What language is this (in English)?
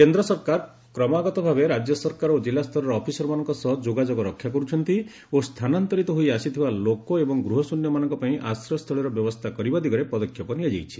Odia